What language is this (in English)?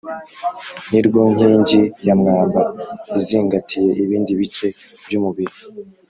Kinyarwanda